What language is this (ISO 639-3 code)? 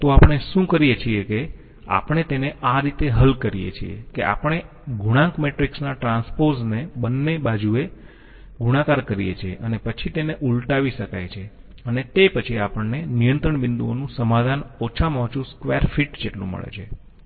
guj